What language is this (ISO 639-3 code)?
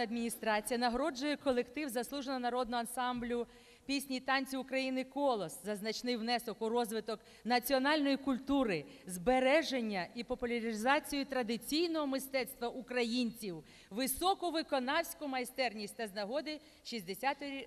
ukr